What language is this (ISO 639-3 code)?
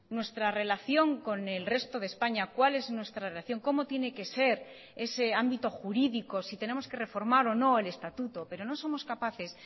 spa